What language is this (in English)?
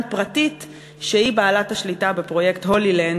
Hebrew